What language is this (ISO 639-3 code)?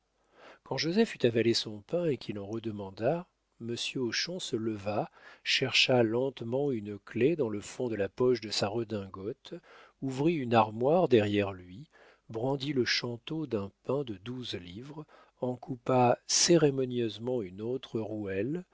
fra